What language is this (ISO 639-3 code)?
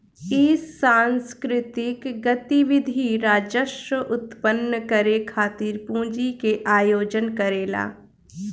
bho